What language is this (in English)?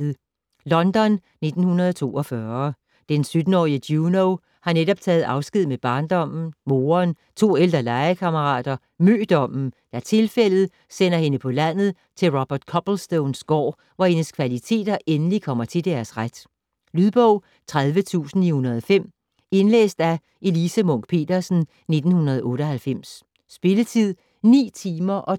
Danish